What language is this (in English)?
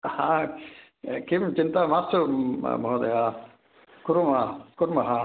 Sanskrit